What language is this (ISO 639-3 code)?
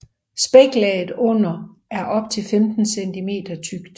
dan